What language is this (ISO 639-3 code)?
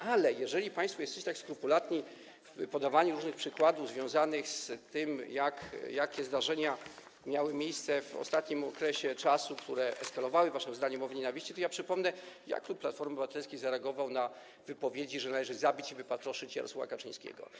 pol